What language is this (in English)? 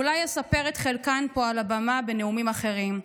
Hebrew